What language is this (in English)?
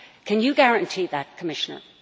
English